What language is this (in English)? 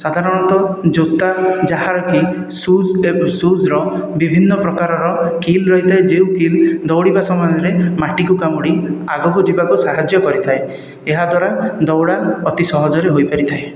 Odia